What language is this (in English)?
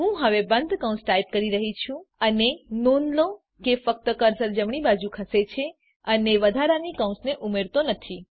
Gujarati